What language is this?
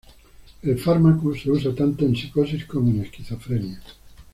Spanish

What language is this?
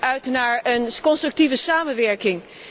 Dutch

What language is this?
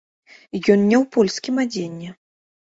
Belarusian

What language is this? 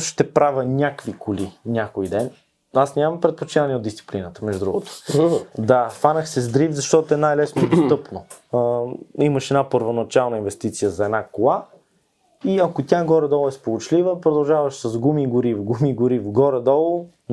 Bulgarian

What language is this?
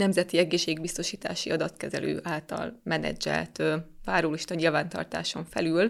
Hungarian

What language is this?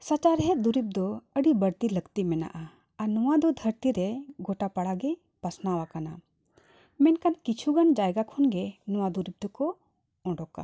Santali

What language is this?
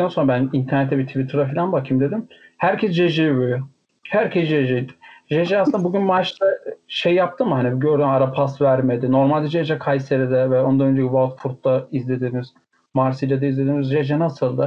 Turkish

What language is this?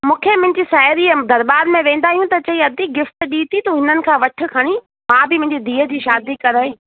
Sindhi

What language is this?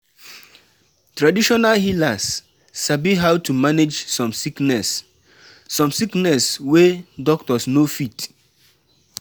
Nigerian Pidgin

